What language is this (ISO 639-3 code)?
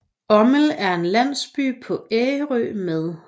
dan